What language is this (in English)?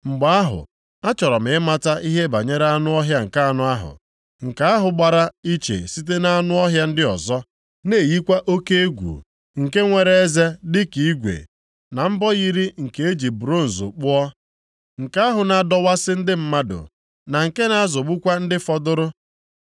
Igbo